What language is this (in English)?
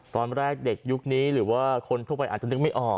Thai